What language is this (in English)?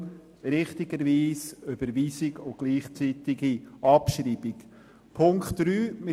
Swiss German